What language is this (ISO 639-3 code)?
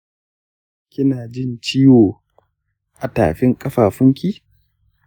hau